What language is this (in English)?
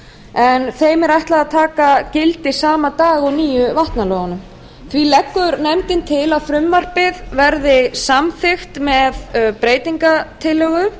Icelandic